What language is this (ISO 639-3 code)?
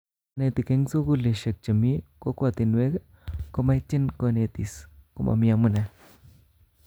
kln